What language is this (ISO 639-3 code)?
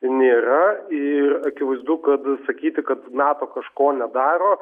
lit